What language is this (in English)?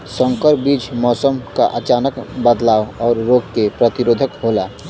Bhojpuri